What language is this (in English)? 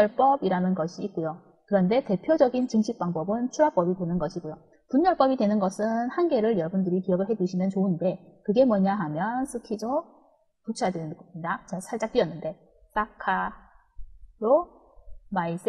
Korean